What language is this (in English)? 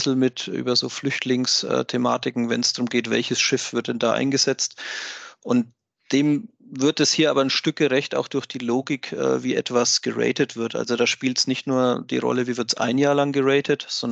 German